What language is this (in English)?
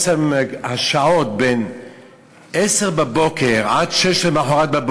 Hebrew